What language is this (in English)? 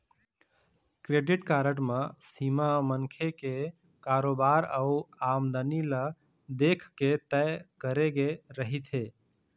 Chhattisgarhi